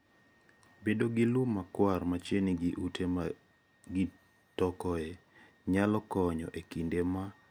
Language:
Luo (Kenya and Tanzania)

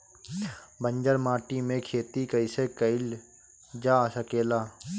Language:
Bhojpuri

